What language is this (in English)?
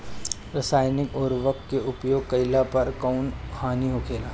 Bhojpuri